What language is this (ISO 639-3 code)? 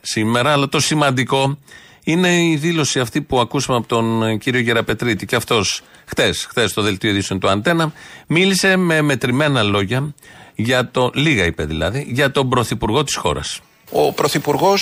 ell